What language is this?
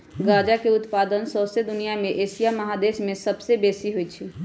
Magahi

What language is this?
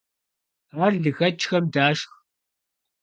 Kabardian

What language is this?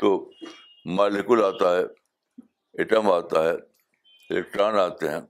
Urdu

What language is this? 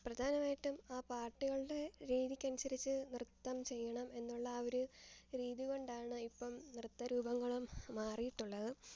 Malayalam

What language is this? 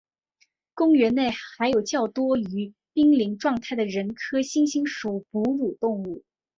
Chinese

